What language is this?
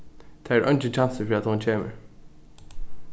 Faroese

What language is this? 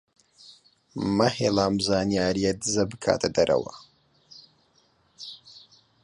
Central Kurdish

